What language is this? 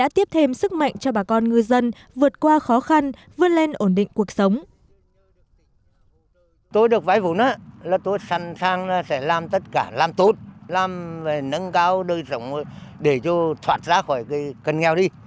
Vietnamese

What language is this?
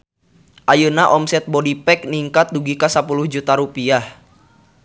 Sundanese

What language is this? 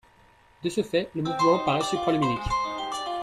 French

